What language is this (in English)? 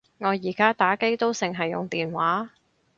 Cantonese